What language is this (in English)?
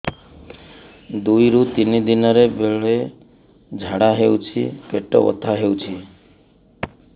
Odia